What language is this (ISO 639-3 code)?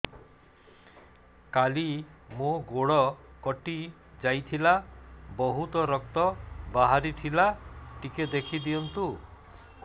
ori